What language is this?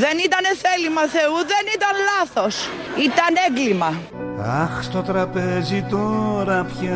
Greek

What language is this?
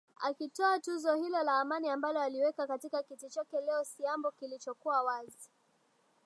Swahili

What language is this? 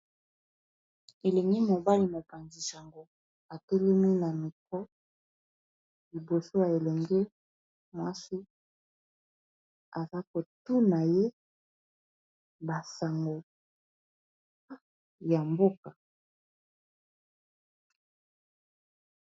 Lingala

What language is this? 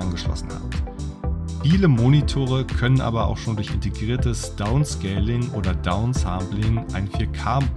German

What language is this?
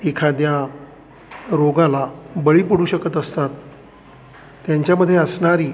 Marathi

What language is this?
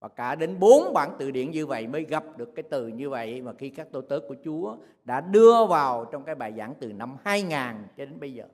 Vietnamese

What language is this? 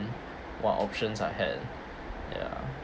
English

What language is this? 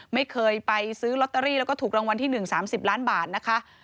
Thai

